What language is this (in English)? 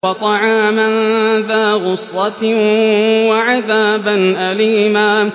Arabic